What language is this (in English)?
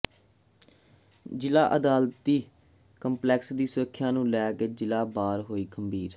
Punjabi